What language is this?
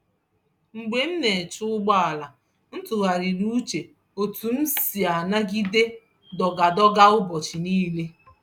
Igbo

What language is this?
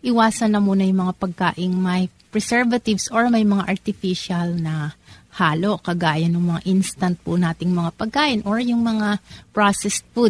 Filipino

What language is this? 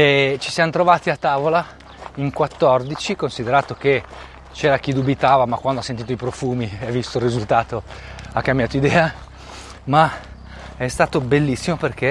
Italian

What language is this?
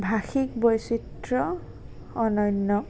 Assamese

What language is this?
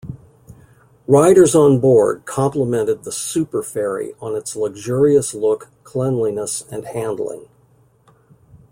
English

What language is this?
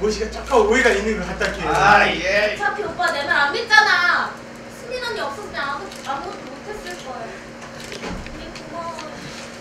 Korean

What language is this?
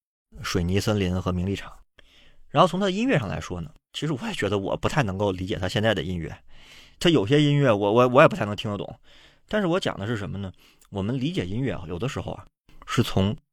Chinese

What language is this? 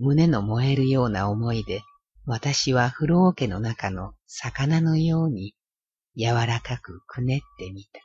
Japanese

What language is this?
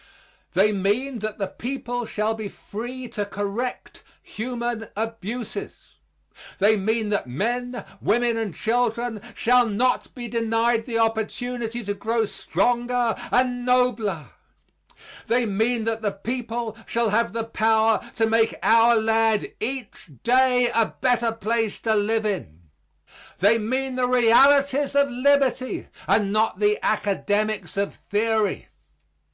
English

